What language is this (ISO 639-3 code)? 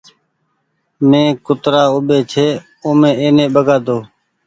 gig